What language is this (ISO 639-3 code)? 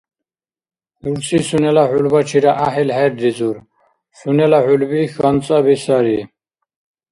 dar